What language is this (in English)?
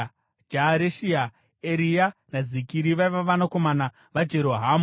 Shona